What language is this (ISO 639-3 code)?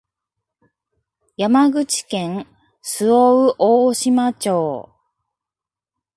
jpn